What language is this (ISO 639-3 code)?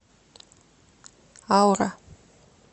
rus